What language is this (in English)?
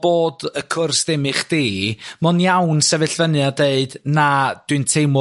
Welsh